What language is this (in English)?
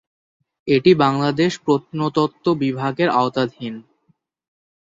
Bangla